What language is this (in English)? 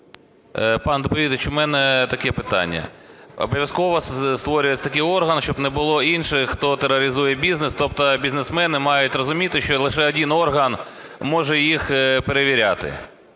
Ukrainian